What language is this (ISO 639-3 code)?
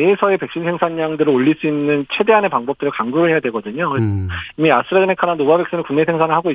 kor